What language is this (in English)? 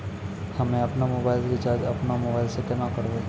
Maithili